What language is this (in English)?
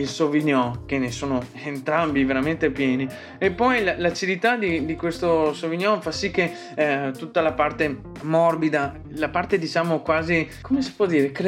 Italian